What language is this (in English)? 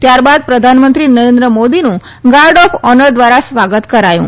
Gujarati